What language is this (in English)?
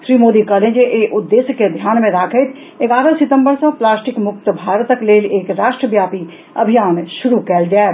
Maithili